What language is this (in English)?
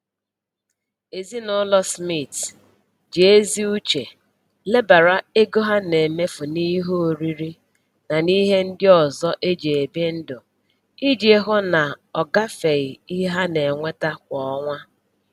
Igbo